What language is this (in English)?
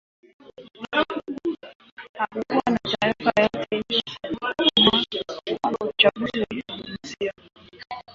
Swahili